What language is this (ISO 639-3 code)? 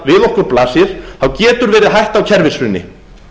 isl